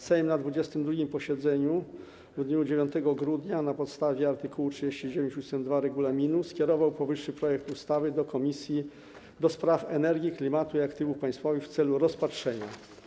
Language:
Polish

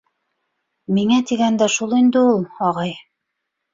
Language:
Bashkir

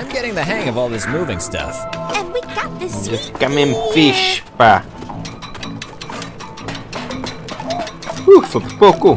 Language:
Portuguese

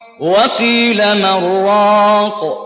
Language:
Arabic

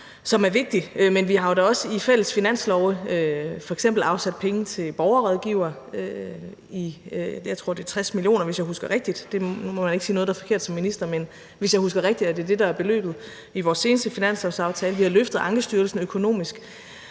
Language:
Danish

